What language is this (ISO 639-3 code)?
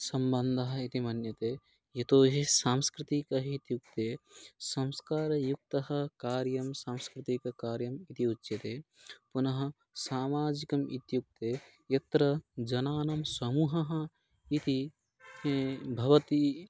san